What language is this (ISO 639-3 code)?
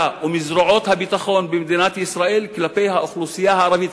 heb